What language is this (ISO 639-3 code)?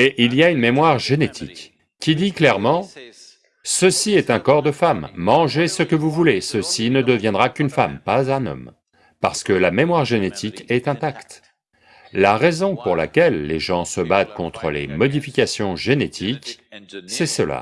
fra